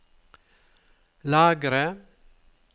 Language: Norwegian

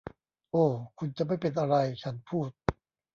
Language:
Thai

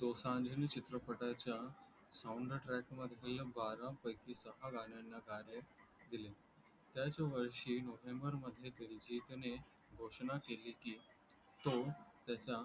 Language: Marathi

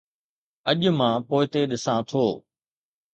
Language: Sindhi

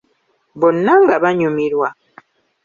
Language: Ganda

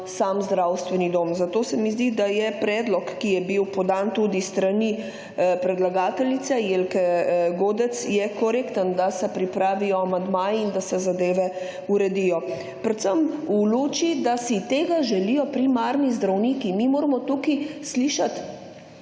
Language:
Slovenian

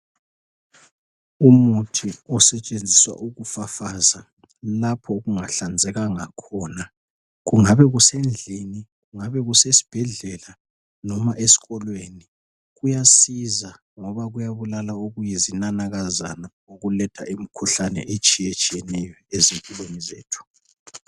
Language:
North Ndebele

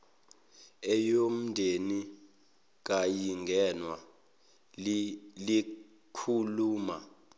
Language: Zulu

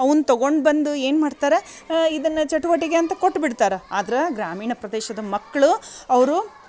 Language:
Kannada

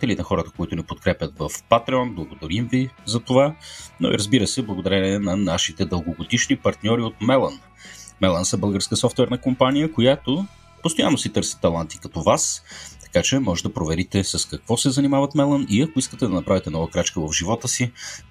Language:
Bulgarian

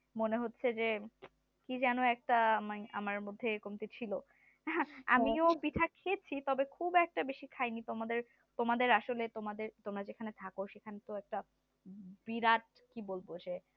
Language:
Bangla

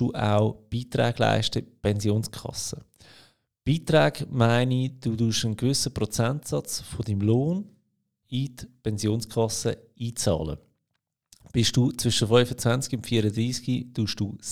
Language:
German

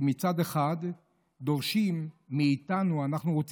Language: Hebrew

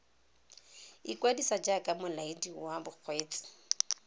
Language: Tswana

